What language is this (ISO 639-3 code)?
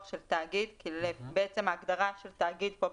heb